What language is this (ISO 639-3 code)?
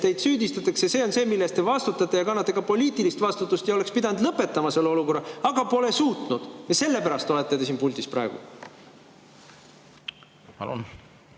est